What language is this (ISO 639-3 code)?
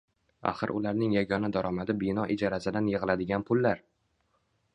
uzb